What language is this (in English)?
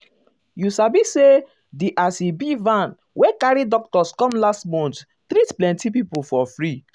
Nigerian Pidgin